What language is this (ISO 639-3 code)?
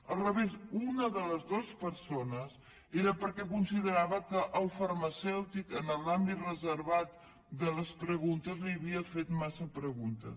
cat